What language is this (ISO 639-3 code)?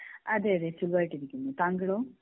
mal